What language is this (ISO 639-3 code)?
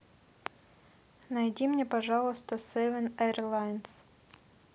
rus